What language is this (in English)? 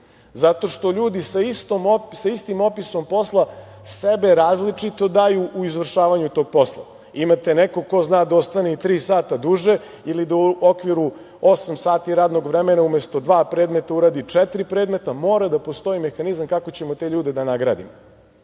Serbian